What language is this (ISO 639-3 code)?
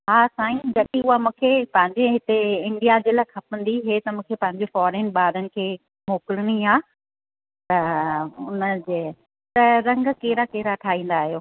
snd